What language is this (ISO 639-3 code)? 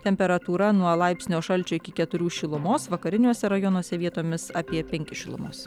lit